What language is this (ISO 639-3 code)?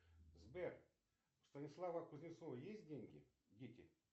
rus